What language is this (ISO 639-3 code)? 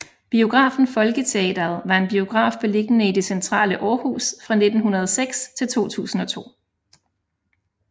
dan